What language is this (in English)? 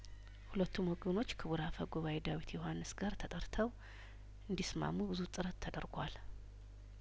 Amharic